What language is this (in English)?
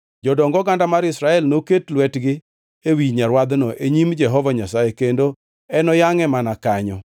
Luo (Kenya and Tanzania)